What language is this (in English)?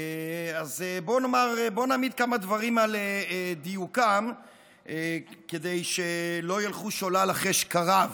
Hebrew